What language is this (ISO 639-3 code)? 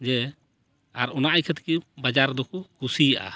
sat